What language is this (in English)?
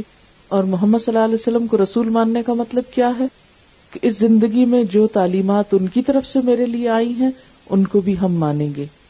Urdu